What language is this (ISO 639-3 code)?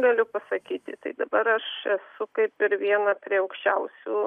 lit